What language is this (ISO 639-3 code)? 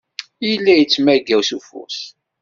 kab